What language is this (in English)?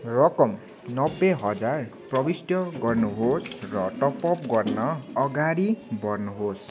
Nepali